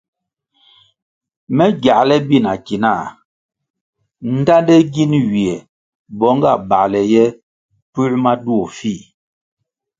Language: Kwasio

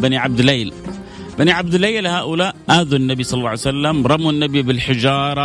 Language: Arabic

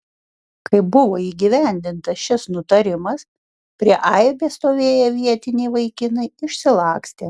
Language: Lithuanian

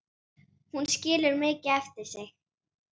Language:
Icelandic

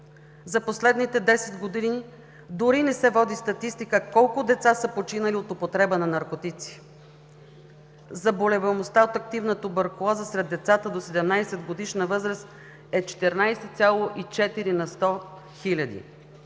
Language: Bulgarian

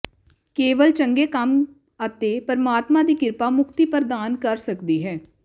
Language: Punjabi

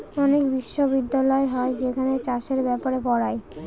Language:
Bangla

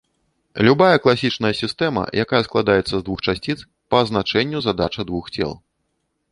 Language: Belarusian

